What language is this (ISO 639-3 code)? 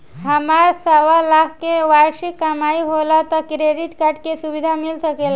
bho